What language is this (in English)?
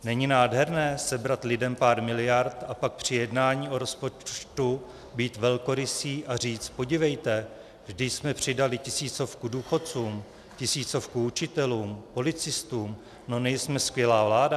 Czech